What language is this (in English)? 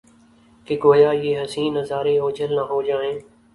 Urdu